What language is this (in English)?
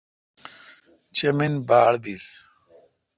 Kalkoti